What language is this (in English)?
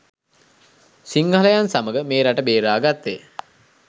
Sinhala